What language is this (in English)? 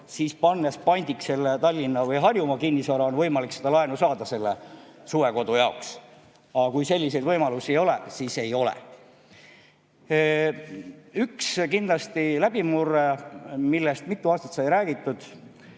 Estonian